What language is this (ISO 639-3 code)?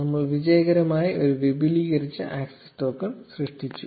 mal